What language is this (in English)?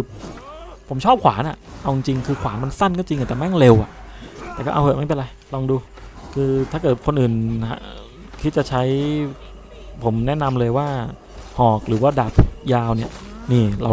Thai